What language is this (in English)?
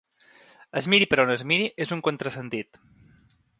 Catalan